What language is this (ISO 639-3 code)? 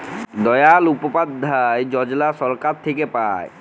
ben